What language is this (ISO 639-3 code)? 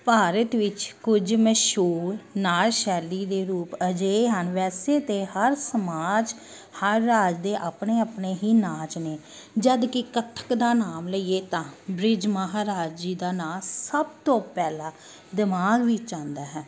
pan